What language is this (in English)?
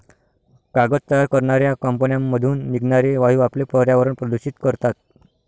Marathi